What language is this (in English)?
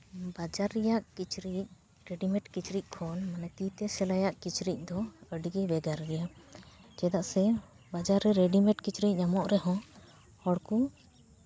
Santali